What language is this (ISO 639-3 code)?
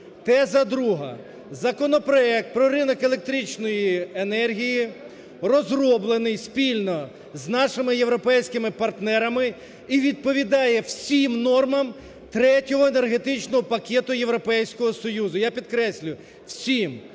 ukr